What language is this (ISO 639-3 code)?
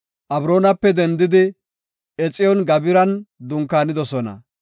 gof